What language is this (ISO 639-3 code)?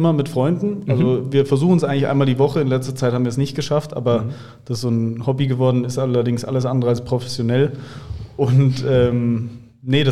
deu